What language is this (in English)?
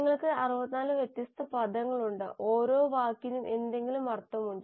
Malayalam